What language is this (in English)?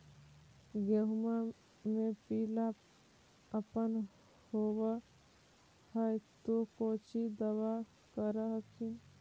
Magahi